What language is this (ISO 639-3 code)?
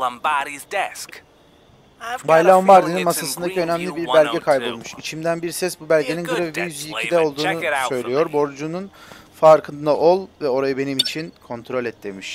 tur